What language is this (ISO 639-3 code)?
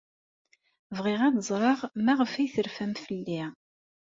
kab